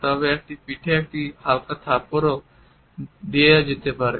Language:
Bangla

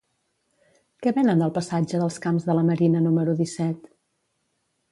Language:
Catalan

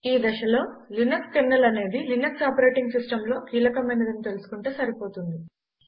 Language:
Telugu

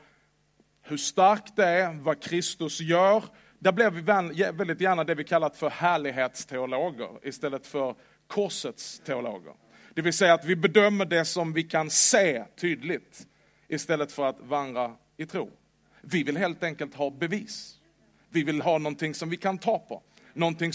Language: Swedish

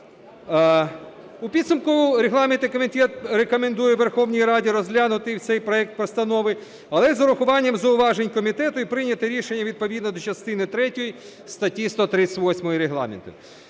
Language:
Ukrainian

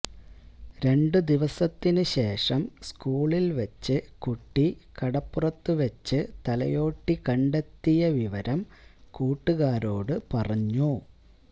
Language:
Malayalam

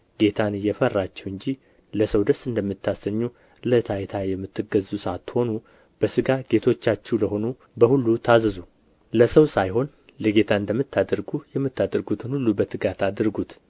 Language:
Amharic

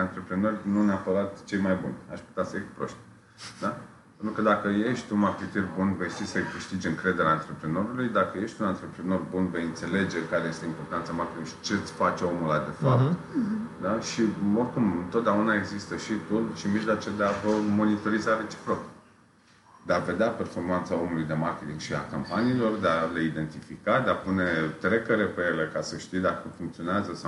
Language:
Romanian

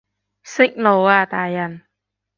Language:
Cantonese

